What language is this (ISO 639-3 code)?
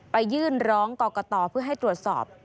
tha